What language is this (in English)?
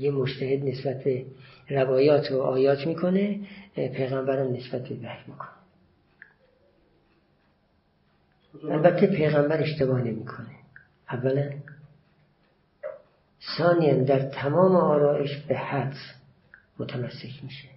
Persian